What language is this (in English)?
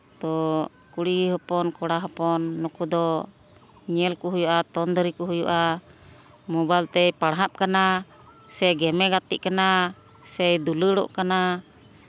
Santali